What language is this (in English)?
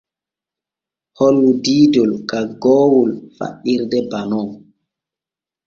Borgu Fulfulde